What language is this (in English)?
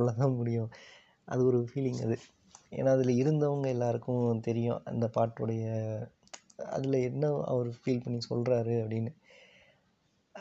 Tamil